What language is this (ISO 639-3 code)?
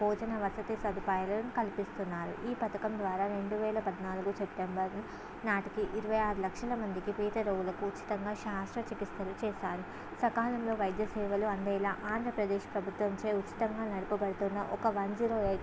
tel